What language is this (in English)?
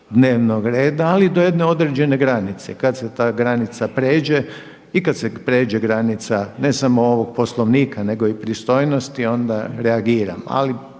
Croatian